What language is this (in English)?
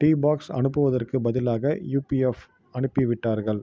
Tamil